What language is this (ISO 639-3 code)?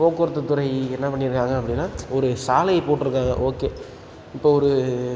tam